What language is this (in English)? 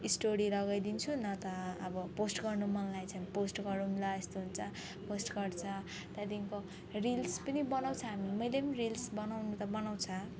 Nepali